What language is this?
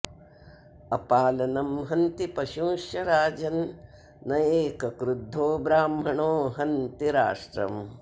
Sanskrit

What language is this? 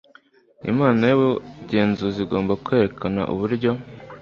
Kinyarwanda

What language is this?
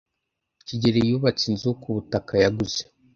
Kinyarwanda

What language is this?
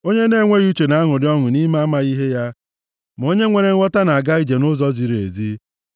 Igbo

